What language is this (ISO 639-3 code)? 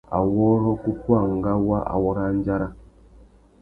bag